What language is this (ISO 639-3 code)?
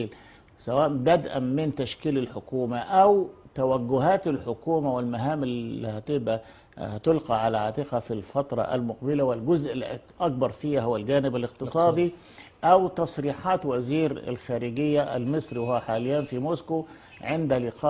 ara